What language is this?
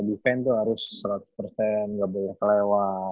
Indonesian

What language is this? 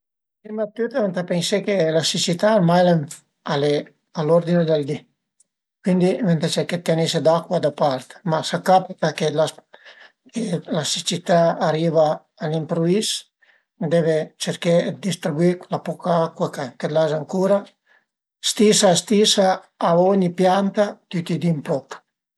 Piedmontese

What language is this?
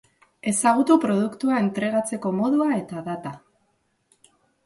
Basque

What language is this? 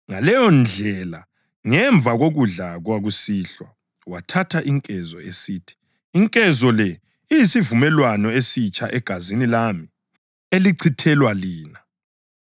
North Ndebele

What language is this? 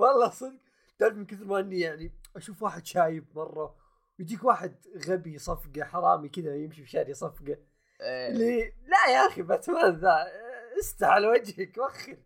Arabic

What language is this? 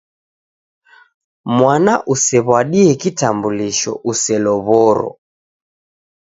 Taita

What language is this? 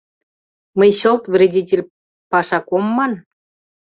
Mari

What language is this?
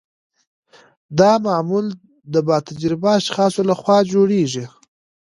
Pashto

